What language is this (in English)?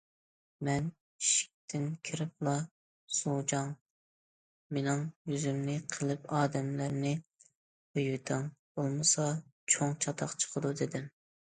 Uyghur